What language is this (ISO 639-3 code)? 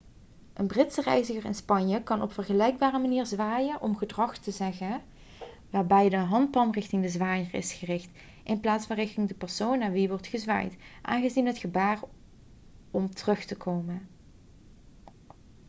nld